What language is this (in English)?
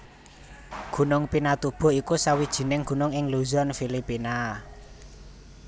Javanese